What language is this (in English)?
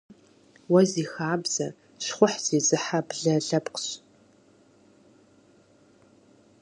Kabardian